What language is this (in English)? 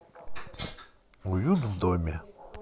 Russian